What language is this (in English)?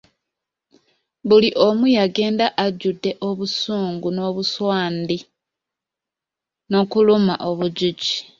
Ganda